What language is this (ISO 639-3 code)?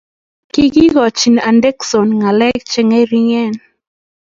kln